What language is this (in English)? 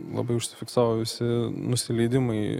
Lithuanian